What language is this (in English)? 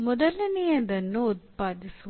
Kannada